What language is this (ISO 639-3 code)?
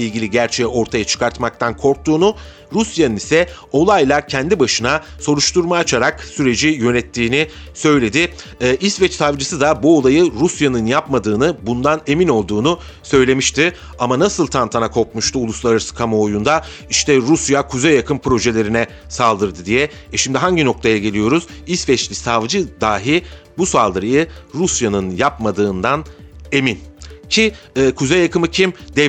tur